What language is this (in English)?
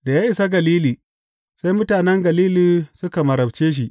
Hausa